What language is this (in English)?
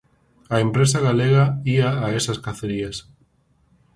Galician